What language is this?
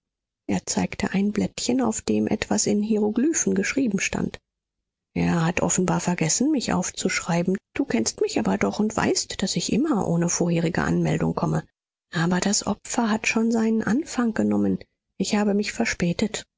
German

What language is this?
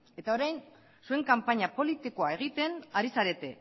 Basque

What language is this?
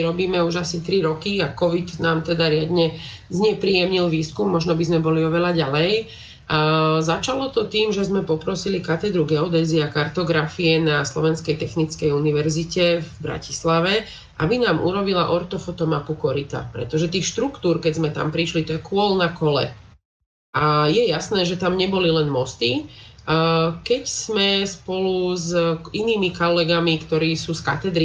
Slovak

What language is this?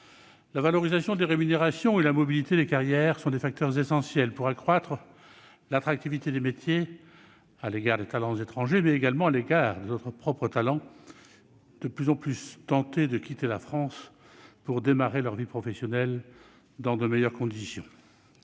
French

